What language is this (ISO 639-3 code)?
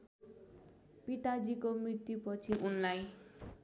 nep